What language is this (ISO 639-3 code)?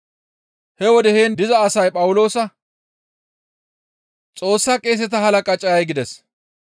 gmv